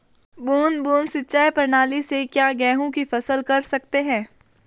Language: Hindi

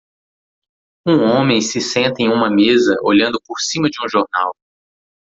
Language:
Portuguese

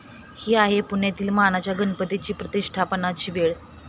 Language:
Marathi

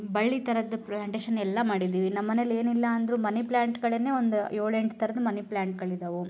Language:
Kannada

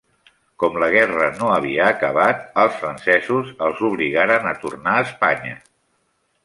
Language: Catalan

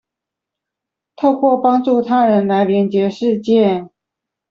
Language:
Chinese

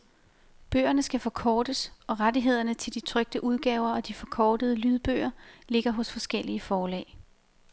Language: Danish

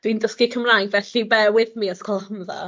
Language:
Welsh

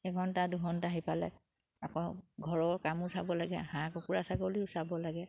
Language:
Assamese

